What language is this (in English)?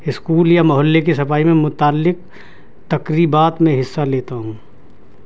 Urdu